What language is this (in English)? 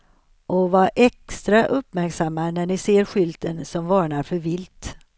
Swedish